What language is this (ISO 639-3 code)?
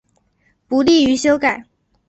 zho